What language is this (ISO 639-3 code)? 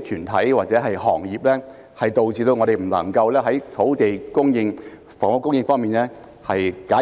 yue